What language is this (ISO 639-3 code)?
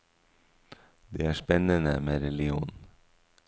nor